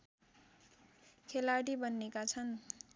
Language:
Nepali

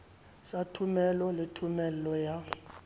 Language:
Southern Sotho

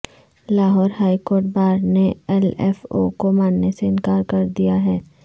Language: Urdu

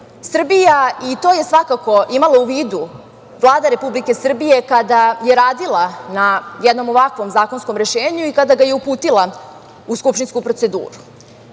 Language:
Serbian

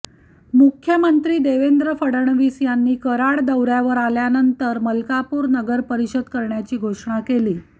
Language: Marathi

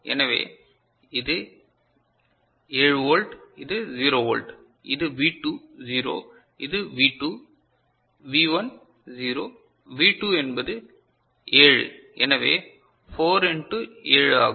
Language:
Tamil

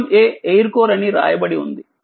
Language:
Telugu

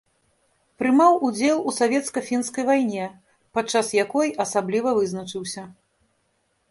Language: Belarusian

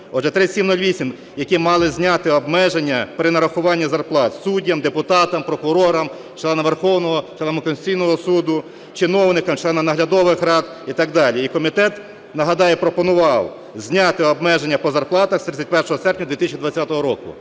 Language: Ukrainian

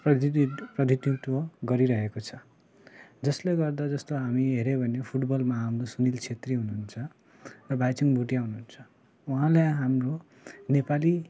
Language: Nepali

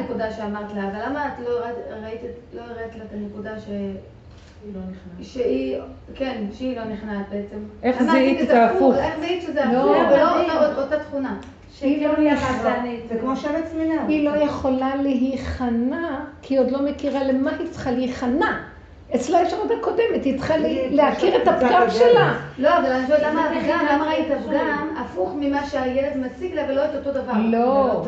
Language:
Hebrew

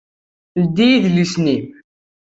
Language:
Kabyle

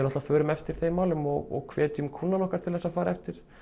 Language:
Icelandic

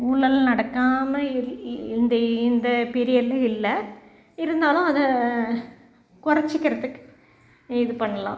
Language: Tamil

